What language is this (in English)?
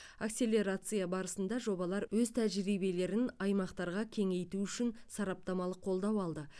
Kazakh